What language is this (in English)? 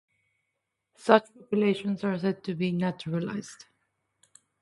English